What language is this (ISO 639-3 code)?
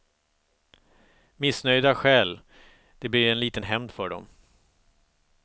swe